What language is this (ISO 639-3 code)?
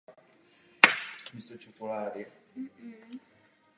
ces